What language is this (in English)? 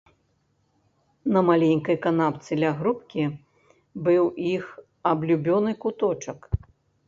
Belarusian